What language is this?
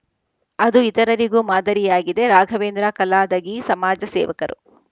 Kannada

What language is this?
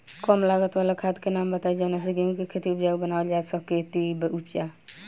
Bhojpuri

